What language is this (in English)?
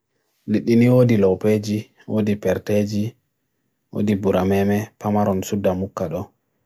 Bagirmi Fulfulde